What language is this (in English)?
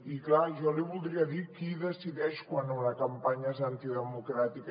Catalan